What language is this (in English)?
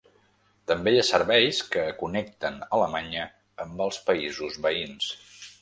Catalan